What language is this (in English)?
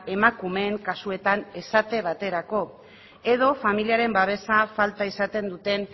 Basque